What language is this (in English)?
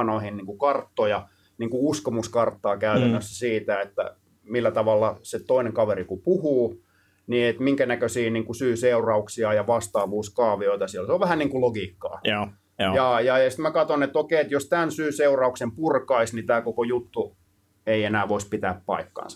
Finnish